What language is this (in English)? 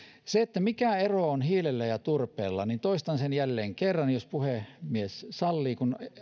Finnish